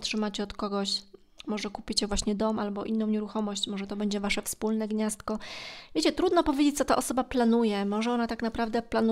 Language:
Polish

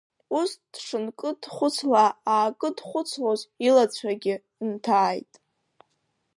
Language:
Abkhazian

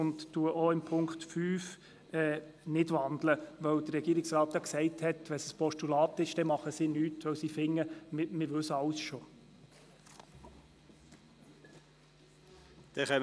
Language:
Swiss German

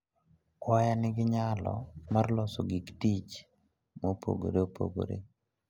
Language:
Luo (Kenya and Tanzania)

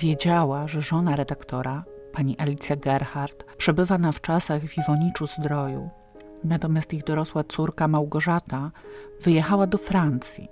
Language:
Polish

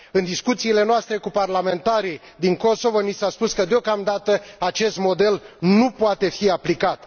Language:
Romanian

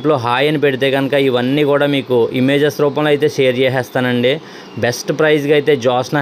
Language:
Telugu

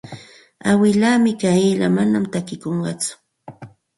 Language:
Santa Ana de Tusi Pasco Quechua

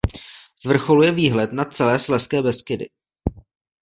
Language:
Czech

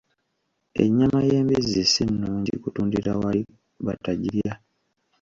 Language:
Ganda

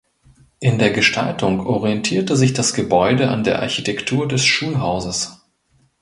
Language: German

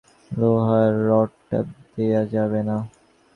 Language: Bangla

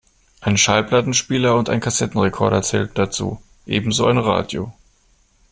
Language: German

